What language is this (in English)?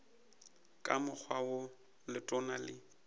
Northern Sotho